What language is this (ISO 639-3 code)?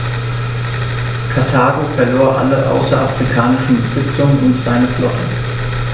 deu